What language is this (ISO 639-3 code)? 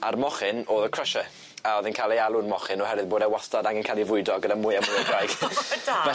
cym